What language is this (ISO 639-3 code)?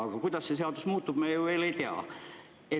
est